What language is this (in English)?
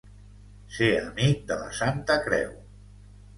Catalan